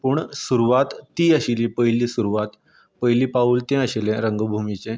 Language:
Konkani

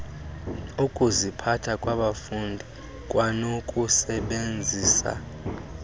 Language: Xhosa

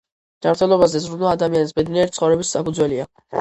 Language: Georgian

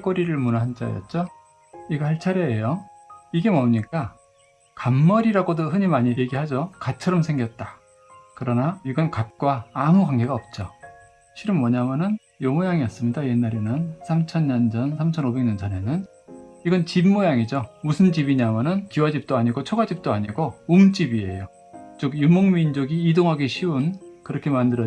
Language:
Korean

